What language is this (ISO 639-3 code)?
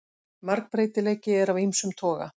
isl